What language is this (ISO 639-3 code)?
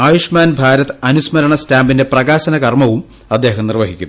mal